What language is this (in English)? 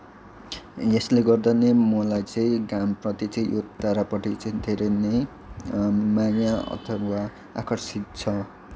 Nepali